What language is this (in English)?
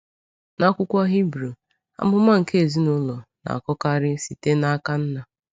Igbo